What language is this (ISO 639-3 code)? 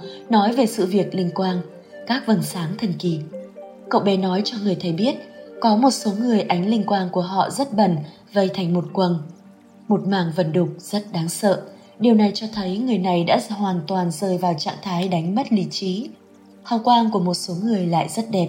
vie